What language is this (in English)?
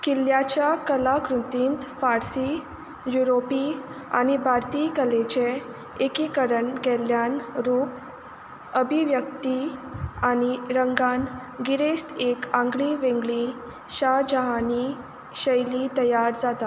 Konkani